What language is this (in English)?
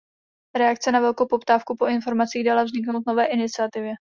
Czech